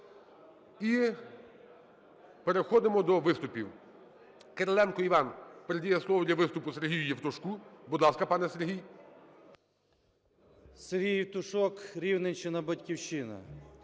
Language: Ukrainian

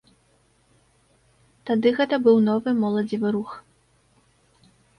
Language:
Belarusian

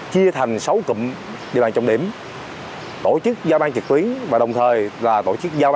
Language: Vietnamese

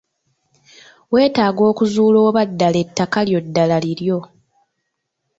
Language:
Ganda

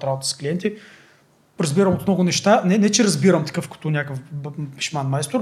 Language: Bulgarian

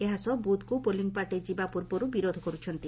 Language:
Odia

